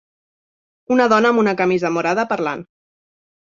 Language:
Catalan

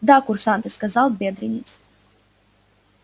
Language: Russian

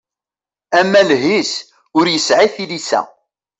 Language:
Kabyle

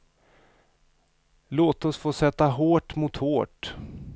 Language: Swedish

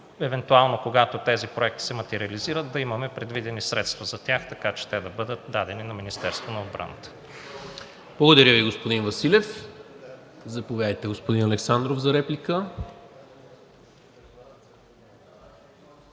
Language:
Bulgarian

